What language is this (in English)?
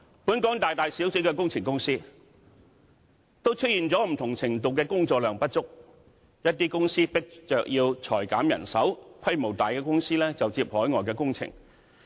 Cantonese